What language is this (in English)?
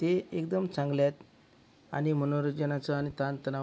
Marathi